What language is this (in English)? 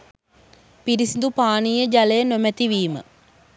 Sinhala